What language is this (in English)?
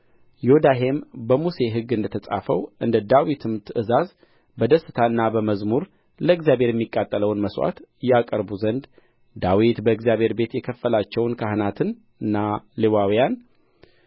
Amharic